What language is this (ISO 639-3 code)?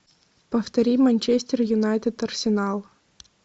rus